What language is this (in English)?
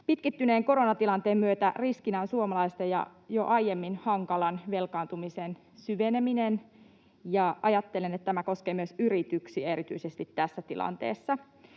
Finnish